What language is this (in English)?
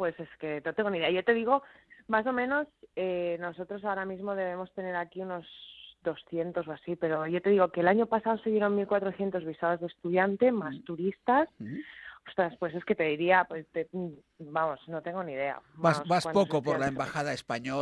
Spanish